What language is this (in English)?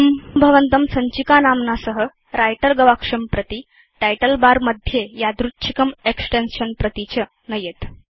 Sanskrit